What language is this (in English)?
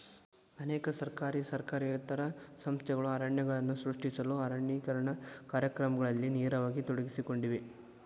Kannada